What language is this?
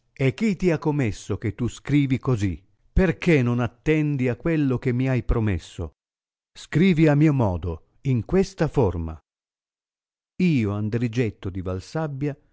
Italian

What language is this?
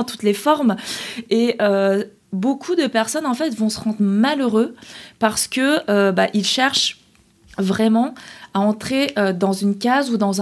French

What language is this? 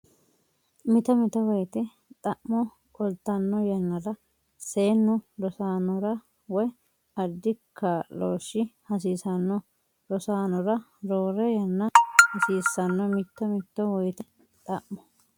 Sidamo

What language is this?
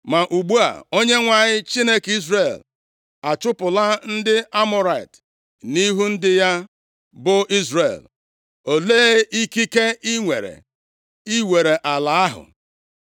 Igbo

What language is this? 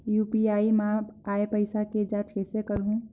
Chhattisgarhi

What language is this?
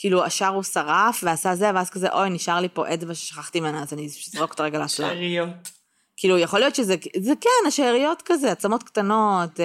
Hebrew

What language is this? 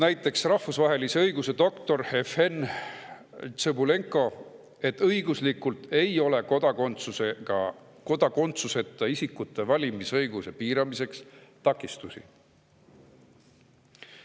Estonian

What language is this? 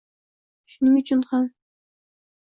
Uzbek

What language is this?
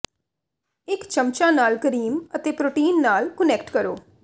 Punjabi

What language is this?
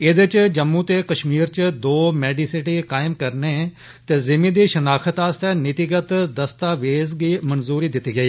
Dogri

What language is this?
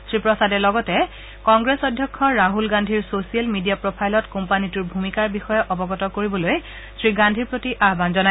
Assamese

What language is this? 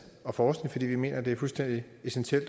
Danish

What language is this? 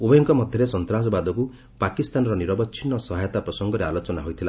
Odia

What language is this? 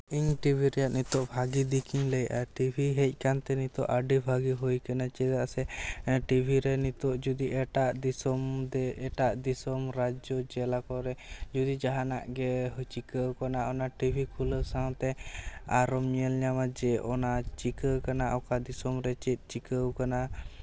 Santali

